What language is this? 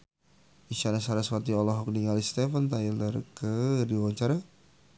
Sundanese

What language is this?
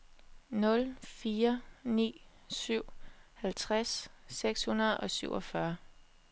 Danish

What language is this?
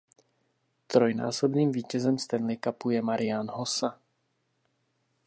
Czech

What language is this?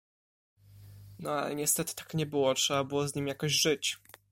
Polish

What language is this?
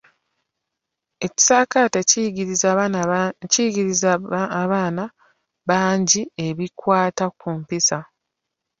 Ganda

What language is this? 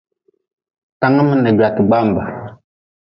Nawdm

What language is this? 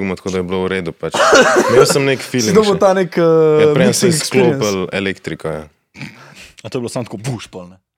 Slovak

